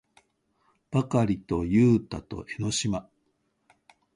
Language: Japanese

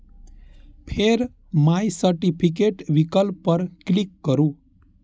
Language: Maithili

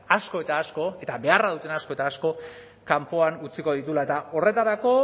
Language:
Basque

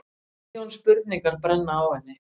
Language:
Icelandic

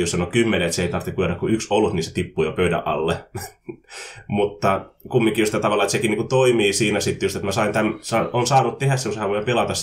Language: Finnish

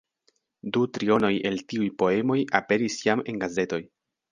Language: Esperanto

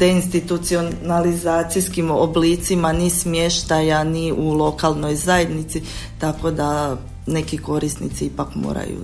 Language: Croatian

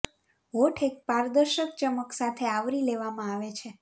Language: Gujarati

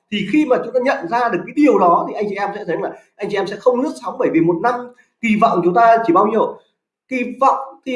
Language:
Vietnamese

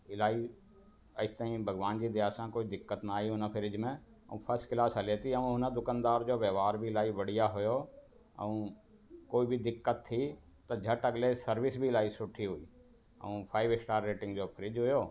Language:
Sindhi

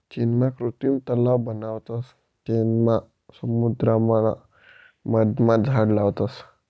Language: Marathi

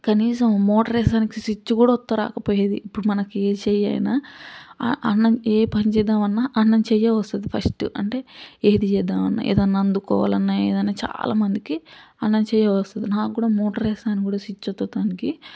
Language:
Telugu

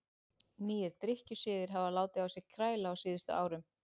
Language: Icelandic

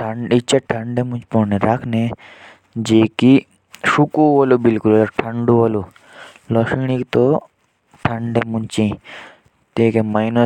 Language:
Jaunsari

